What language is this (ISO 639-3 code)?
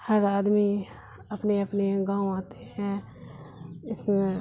urd